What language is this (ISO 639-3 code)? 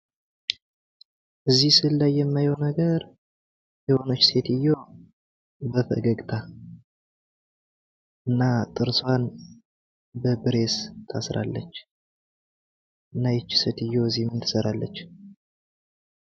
amh